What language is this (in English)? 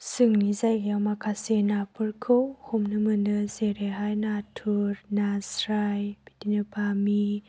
Bodo